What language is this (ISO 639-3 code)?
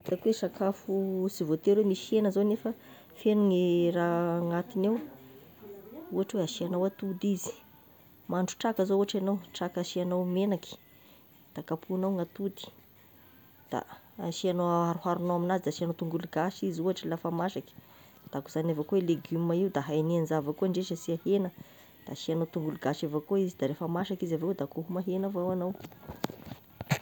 tkg